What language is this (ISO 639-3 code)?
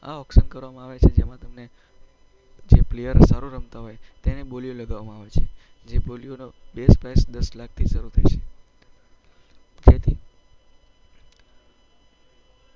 guj